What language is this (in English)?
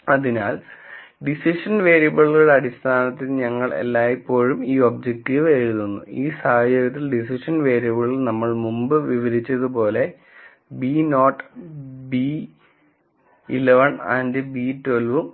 Malayalam